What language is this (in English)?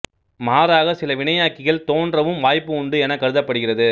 Tamil